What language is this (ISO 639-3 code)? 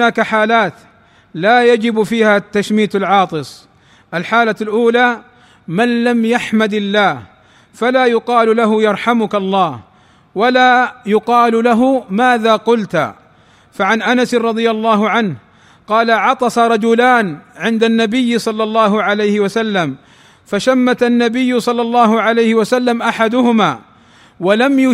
ara